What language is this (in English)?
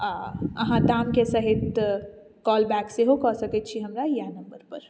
Maithili